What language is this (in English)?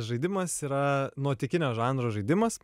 Lithuanian